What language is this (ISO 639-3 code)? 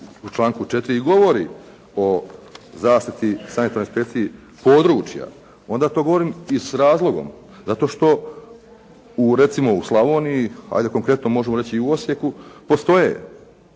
hrv